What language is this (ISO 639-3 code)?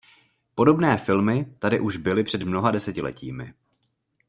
ces